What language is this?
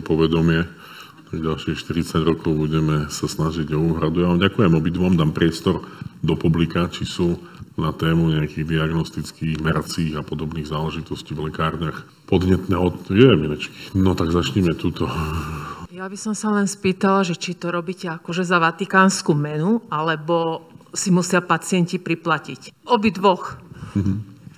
Slovak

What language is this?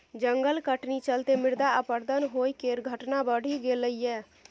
Maithili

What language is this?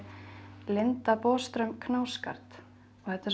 Icelandic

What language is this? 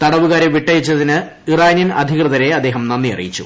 Malayalam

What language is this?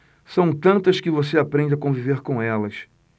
Portuguese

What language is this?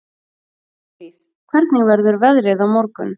Icelandic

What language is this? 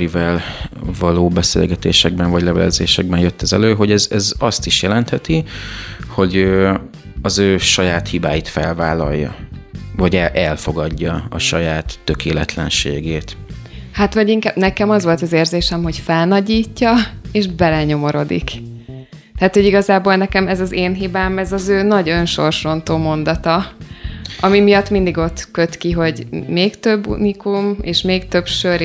Hungarian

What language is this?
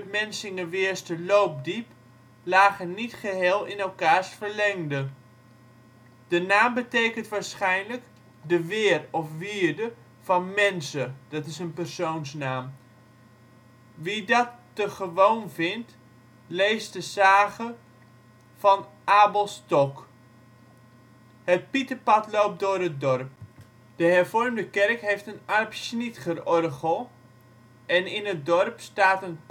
Dutch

